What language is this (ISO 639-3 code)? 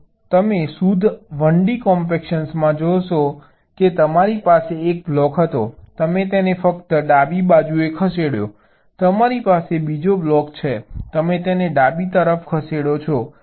guj